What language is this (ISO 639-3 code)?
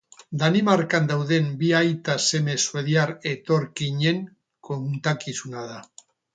eus